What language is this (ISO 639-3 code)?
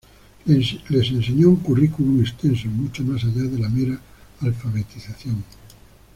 spa